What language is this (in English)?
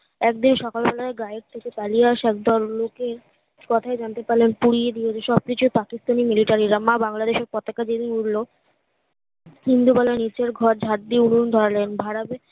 Bangla